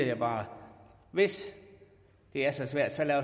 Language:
Danish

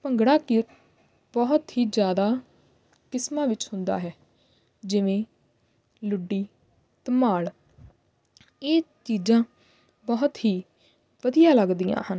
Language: Punjabi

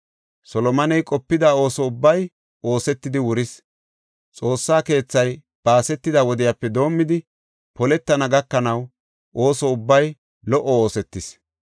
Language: Gofa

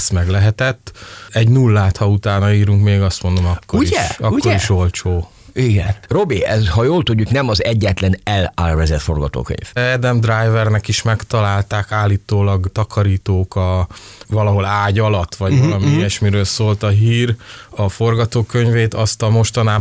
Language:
Hungarian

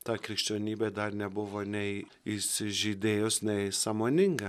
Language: Lithuanian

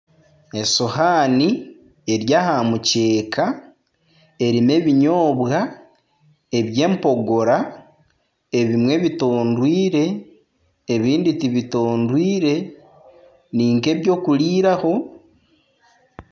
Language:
Nyankole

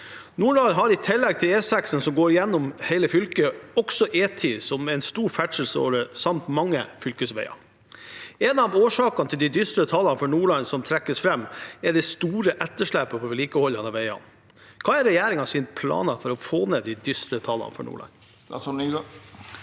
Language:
Norwegian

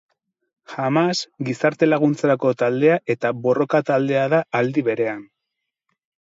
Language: Basque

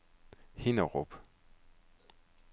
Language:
Danish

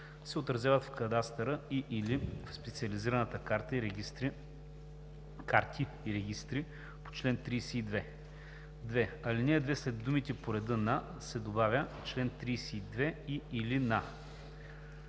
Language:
Bulgarian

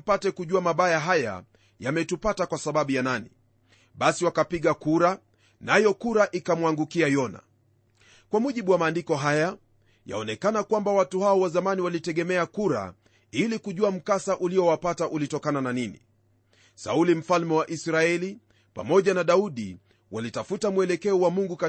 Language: Swahili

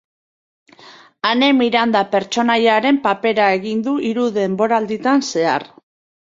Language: Basque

